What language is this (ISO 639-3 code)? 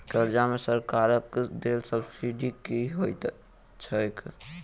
mai